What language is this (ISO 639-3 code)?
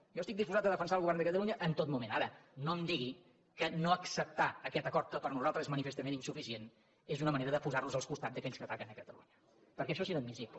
cat